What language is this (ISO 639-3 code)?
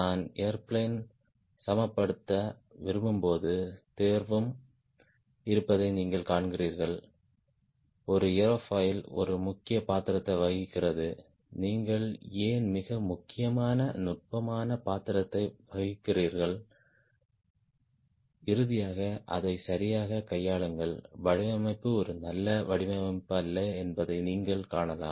tam